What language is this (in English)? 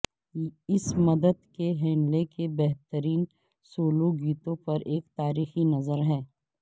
Urdu